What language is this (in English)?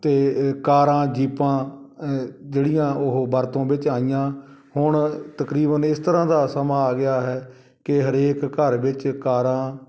Punjabi